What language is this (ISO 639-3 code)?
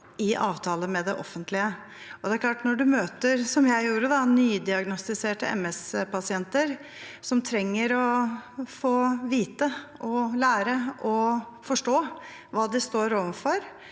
nor